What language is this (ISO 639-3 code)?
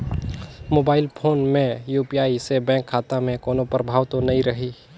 hne